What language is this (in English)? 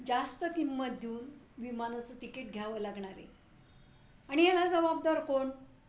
Marathi